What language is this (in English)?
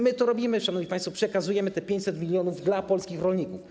Polish